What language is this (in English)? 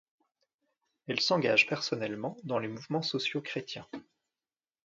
French